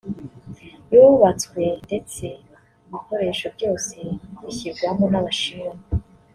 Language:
Kinyarwanda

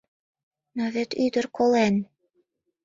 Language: Mari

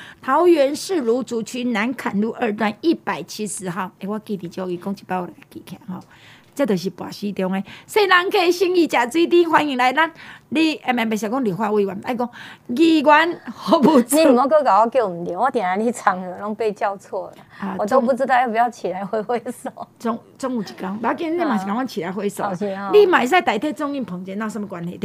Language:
Chinese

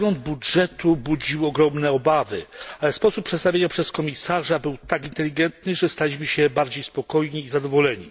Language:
Polish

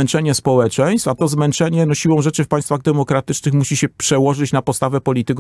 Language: Polish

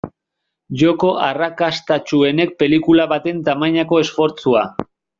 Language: Basque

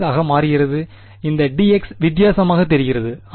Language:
Tamil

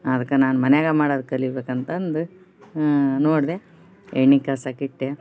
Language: Kannada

